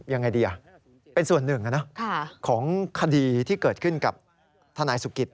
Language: Thai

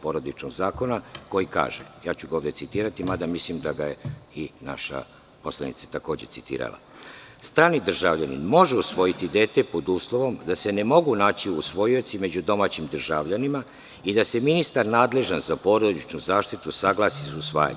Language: Serbian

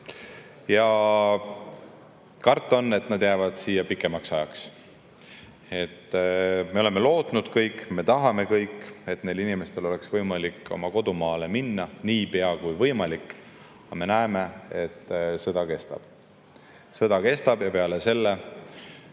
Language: Estonian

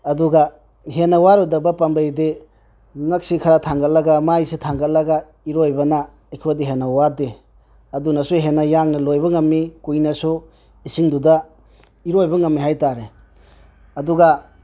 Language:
Manipuri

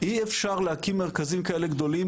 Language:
Hebrew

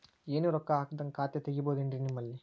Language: Kannada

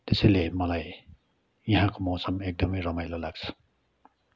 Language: Nepali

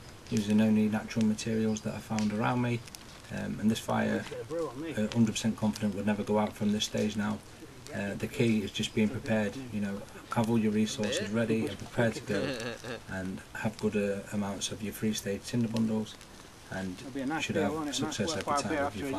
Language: English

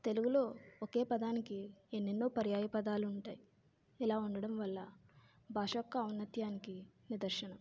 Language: Telugu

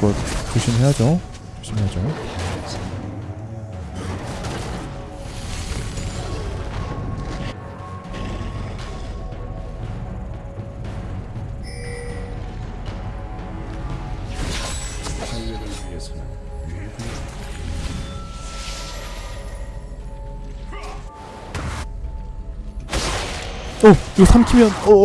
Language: Korean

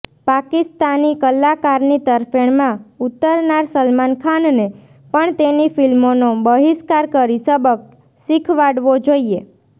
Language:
Gujarati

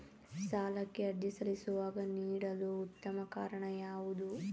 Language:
Kannada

